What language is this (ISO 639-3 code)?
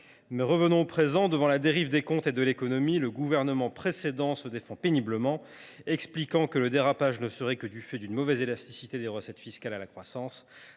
fra